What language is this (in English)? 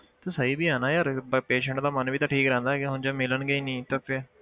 Punjabi